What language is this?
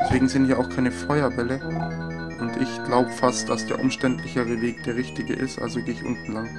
German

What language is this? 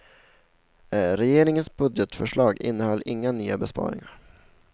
Swedish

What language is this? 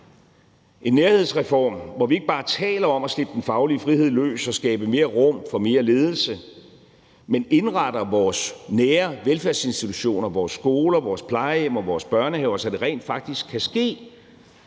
Danish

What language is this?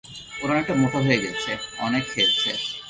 Bangla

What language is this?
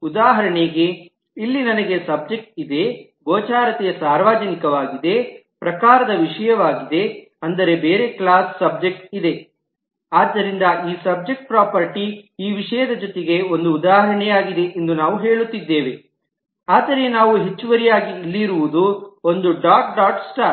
Kannada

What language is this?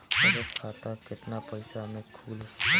Bhojpuri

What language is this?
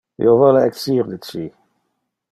Interlingua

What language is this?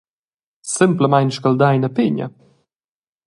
Romansh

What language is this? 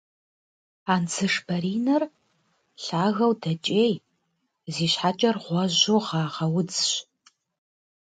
Kabardian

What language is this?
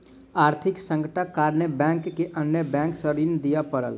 Maithili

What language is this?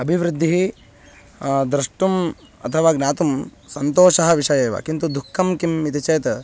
Sanskrit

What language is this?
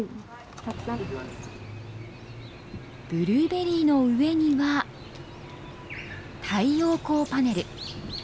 Japanese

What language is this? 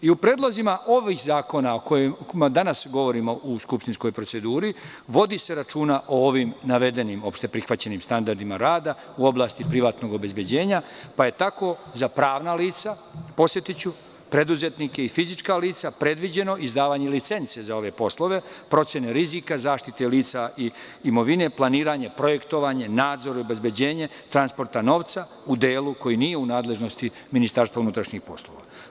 Serbian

